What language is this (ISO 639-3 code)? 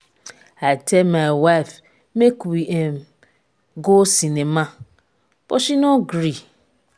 pcm